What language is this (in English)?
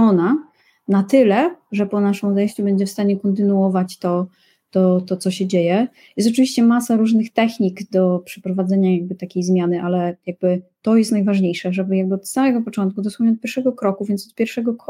Polish